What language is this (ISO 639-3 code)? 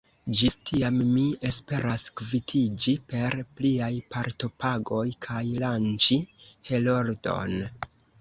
epo